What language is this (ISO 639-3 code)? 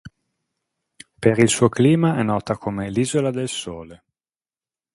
ita